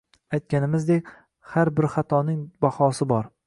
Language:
Uzbek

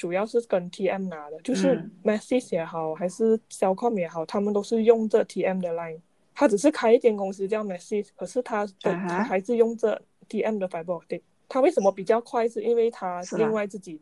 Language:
Chinese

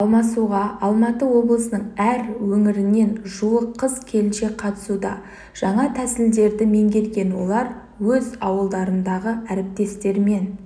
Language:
Kazakh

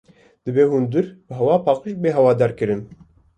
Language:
Kurdish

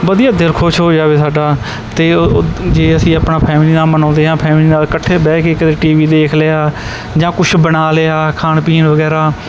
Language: Punjabi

